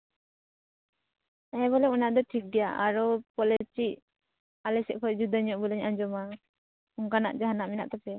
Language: Santali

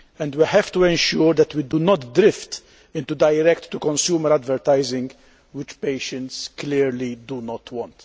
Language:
English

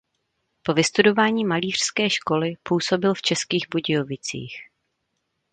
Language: Czech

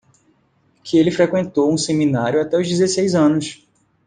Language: Portuguese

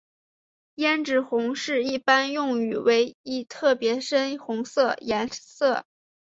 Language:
Chinese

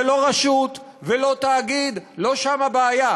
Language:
Hebrew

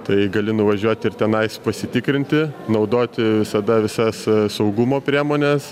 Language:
Lithuanian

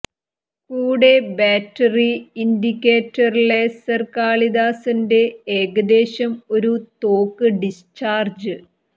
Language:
Malayalam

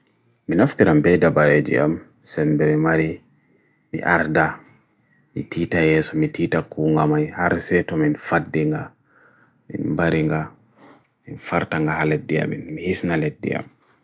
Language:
Bagirmi Fulfulde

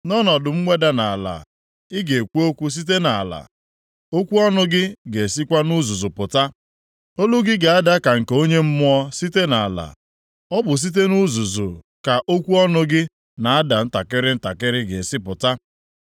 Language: Igbo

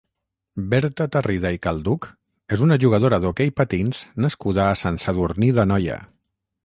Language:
Catalan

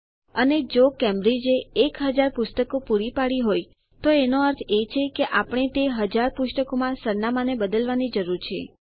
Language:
Gujarati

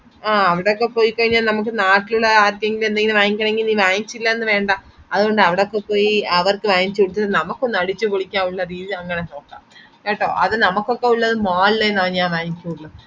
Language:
Malayalam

